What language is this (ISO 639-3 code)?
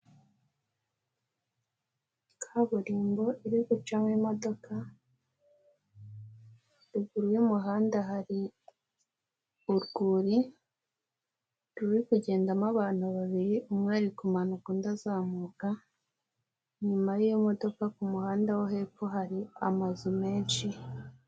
kin